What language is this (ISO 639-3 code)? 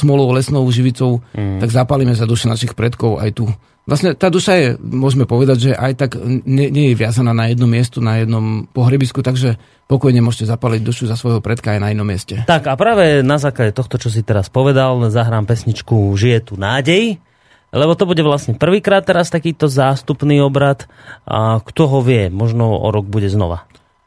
slk